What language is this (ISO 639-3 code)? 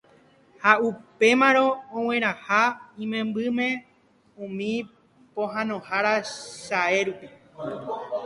grn